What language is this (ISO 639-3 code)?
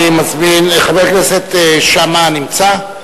heb